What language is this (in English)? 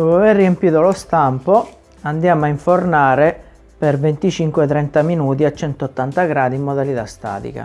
Italian